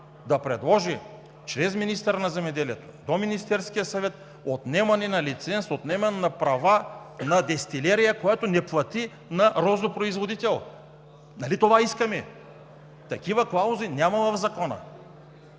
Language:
Bulgarian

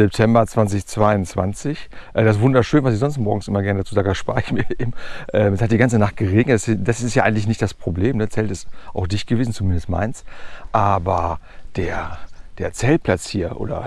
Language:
German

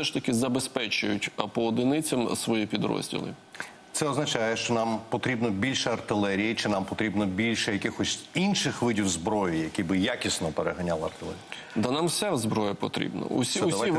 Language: Ukrainian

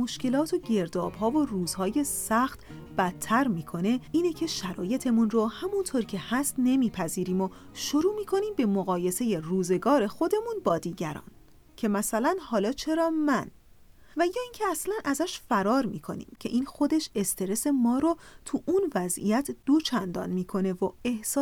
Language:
Persian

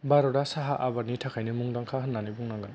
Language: Bodo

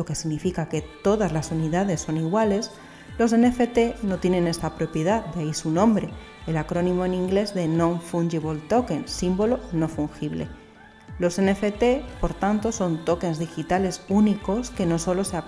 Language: Spanish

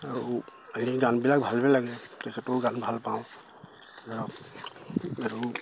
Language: Assamese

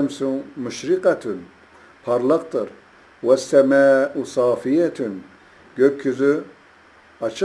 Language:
Turkish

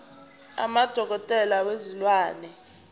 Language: Zulu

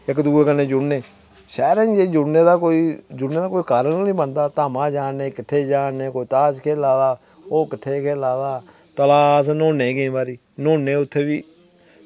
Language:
Dogri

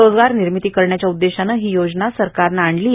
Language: Marathi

